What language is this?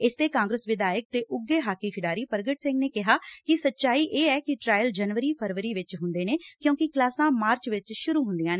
Punjabi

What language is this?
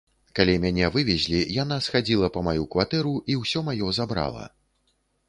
Belarusian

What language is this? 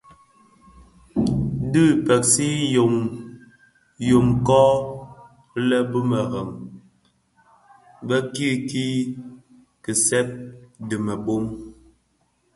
Bafia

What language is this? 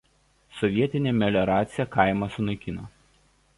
Lithuanian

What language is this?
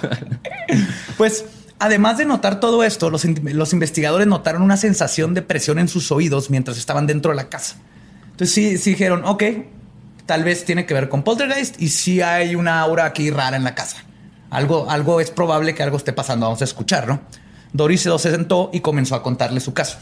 Spanish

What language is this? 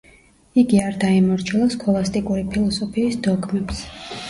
Georgian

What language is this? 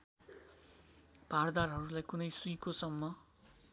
Nepali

